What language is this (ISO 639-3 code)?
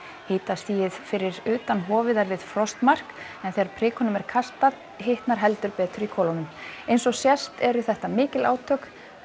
isl